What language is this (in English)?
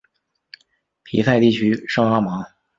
Chinese